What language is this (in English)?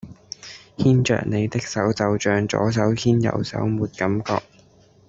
Cantonese